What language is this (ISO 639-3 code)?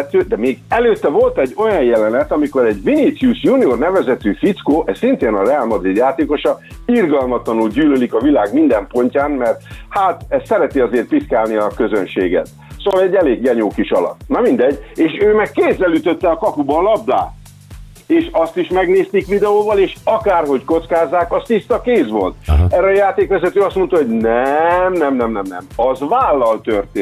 hun